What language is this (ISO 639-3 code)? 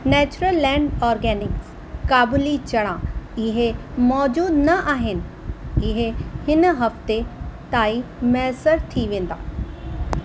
snd